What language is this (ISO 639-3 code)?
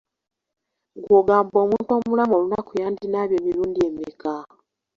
lug